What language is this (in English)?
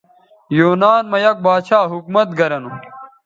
Bateri